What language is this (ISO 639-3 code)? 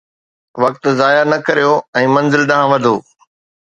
snd